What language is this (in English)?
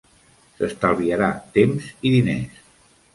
Catalan